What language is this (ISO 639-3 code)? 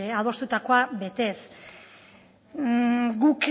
eus